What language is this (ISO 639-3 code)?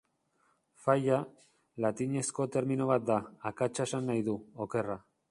eus